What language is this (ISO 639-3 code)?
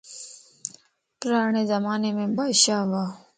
lss